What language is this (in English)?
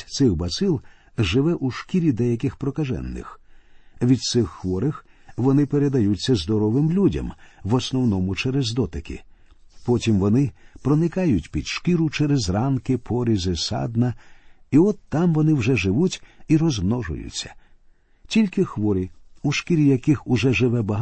Ukrainian